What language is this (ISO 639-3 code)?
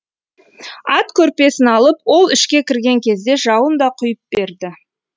kaz